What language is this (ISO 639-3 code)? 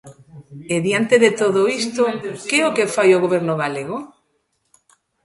glg